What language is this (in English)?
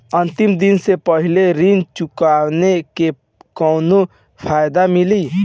Bhojpuri